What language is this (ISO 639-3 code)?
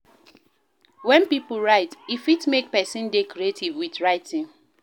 pcm